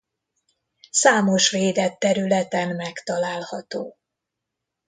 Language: Hungarian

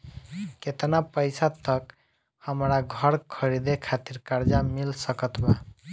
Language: Bhojpuri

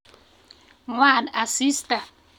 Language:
Kalenjin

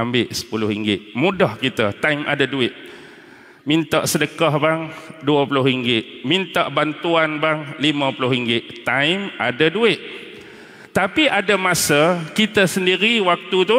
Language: Malay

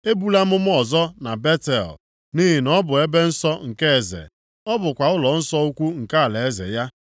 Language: Igbo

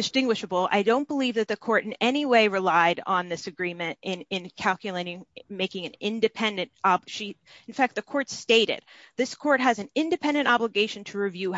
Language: English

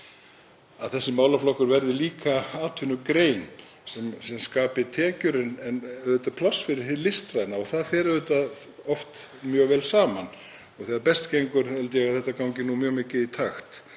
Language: Icelandic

